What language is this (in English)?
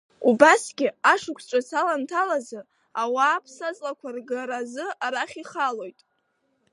Abkhazian